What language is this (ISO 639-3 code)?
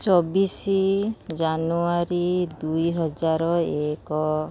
ori